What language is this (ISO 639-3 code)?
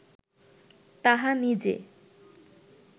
ben